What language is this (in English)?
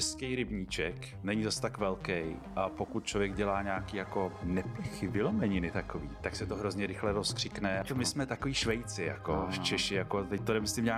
Czech